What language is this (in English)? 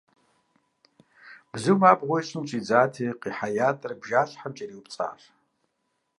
Kabardian